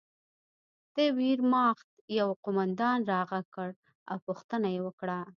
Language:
Pashto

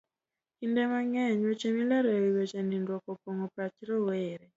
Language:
Luo (Kenya and Tanzania)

